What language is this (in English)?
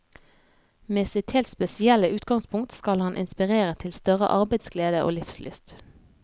Norwegian